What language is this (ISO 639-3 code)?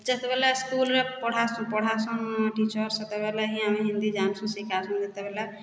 ori